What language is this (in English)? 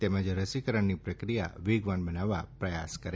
Gujarati